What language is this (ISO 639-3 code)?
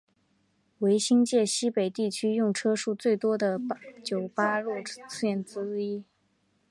zho